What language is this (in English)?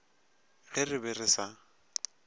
Northern Sotho